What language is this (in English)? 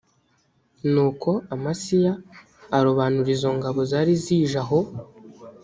Kinyarwanda